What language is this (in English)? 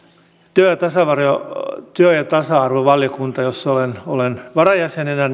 Finnish